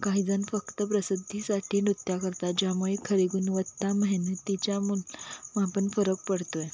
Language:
Marathi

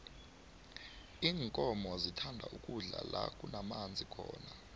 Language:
South Ndebele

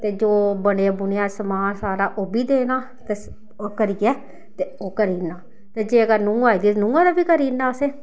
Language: Dogri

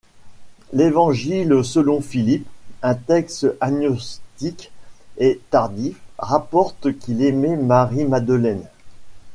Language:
French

